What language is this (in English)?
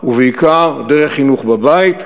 Hebrew